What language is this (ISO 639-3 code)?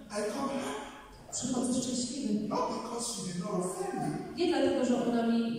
pol